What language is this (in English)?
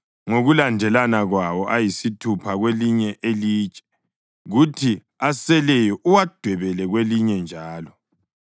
North Ndebele